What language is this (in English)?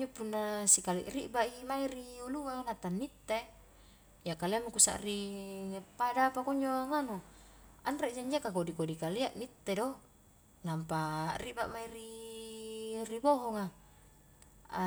Highland Konjo